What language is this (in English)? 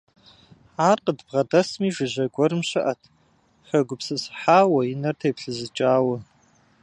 Kabardian